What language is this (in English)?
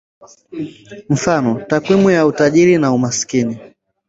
Swahili